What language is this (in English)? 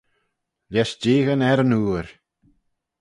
Manx